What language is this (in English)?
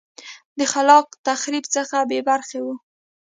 Pashto